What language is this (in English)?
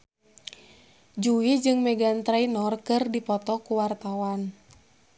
Sundanese